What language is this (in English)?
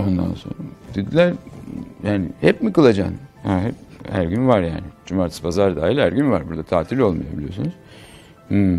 Turkish